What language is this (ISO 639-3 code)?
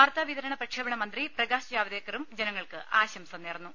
mal